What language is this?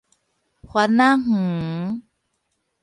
Min Nan Chinese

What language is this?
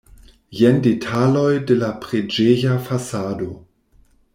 Esperanto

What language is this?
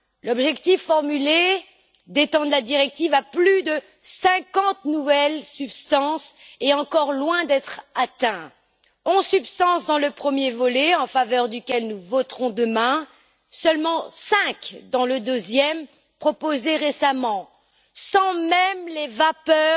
French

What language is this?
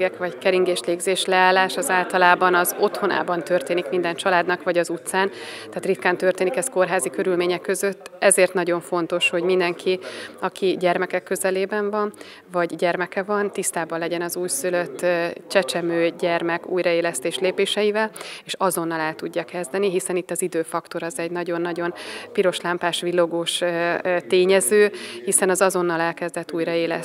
Hungarian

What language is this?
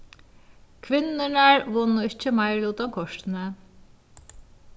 Faroese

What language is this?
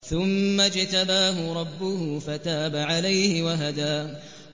Arabic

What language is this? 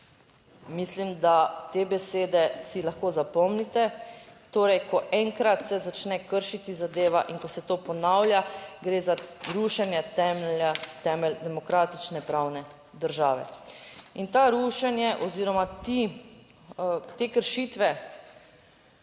Slovenian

